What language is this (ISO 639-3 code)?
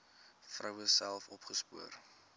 afr